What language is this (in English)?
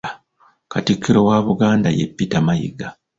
Ganda